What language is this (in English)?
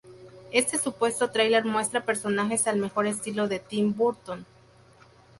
Spanish